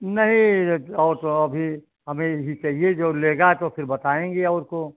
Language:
Hindi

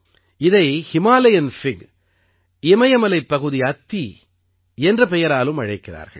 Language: Tamil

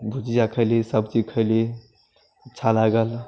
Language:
Maithili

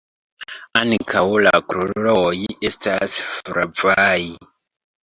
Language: Esperanto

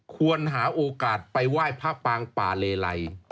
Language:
Thai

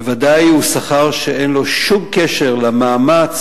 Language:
Hebrew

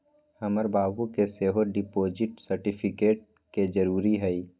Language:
Magahi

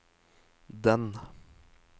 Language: Norwegian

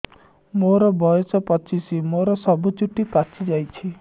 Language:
Odia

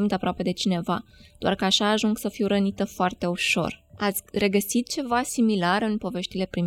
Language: Romanian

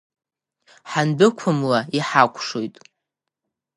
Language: Abkhazian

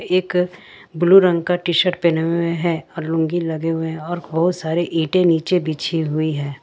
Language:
Hindi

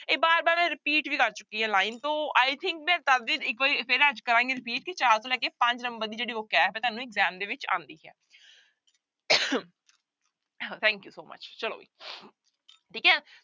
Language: Punjabi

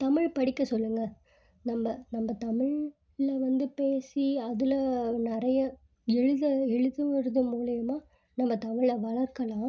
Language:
Tamil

